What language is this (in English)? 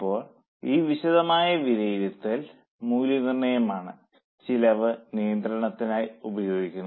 Malayalam